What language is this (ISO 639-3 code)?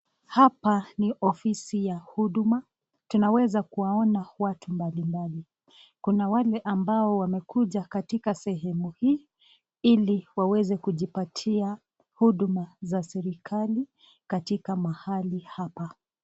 swa